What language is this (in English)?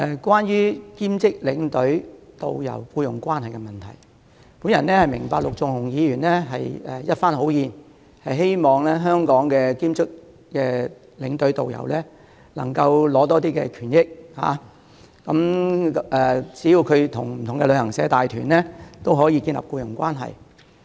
Cantonese